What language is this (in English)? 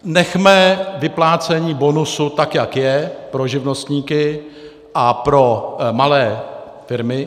Czech